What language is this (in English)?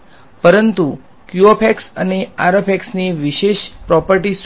Gujarati